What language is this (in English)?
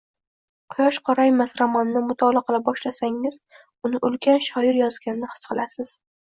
Uzbek